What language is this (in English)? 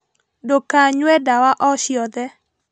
Kikuyu